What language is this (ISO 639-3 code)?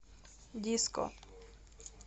rus